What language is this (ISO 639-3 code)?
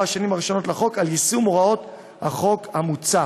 heb